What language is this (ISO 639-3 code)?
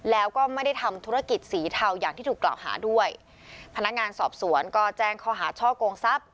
tha